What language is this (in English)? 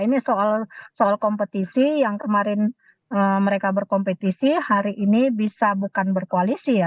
Indonesian